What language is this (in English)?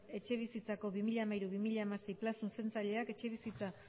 Basque